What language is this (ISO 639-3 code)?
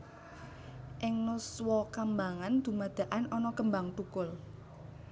jav